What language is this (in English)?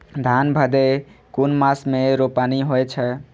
Maithili